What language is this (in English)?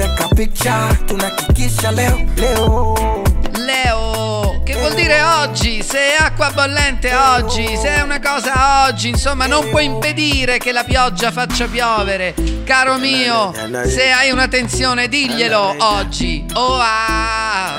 Italian